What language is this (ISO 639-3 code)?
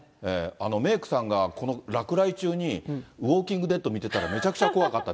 jpn